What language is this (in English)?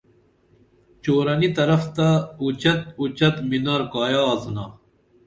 Dameli